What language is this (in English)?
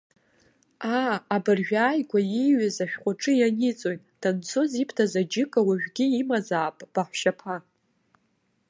Abkhazian